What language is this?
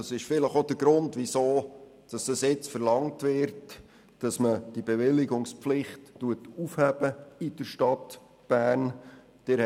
Swiss German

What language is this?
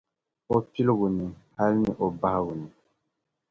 Dagbani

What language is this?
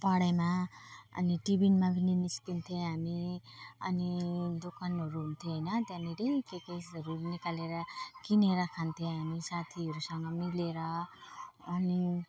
Nepali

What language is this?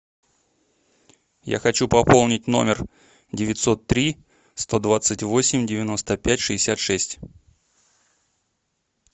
Russian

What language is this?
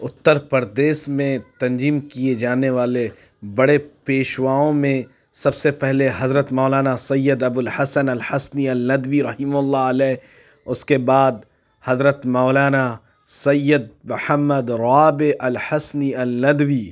Urdu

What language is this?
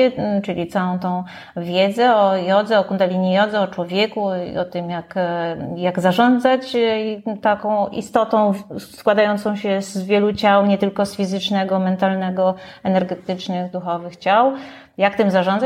Polish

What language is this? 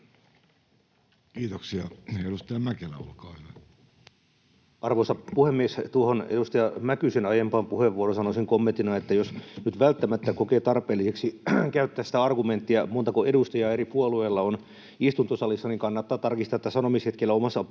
Finnish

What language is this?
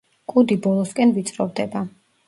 Georgian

